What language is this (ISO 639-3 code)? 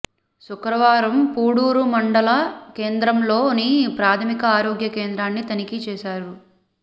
tel